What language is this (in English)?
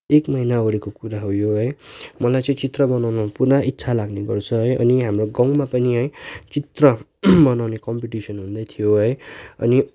Nepali